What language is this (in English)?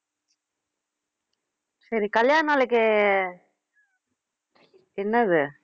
Tamil